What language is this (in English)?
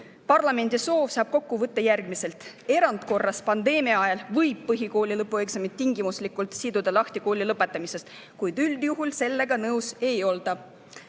Estonian